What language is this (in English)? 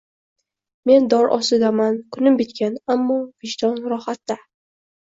Uzbek